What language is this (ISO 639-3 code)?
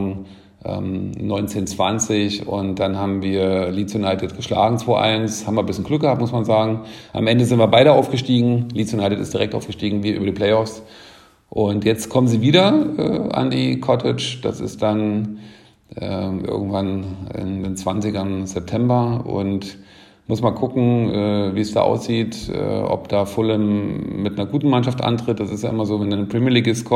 deu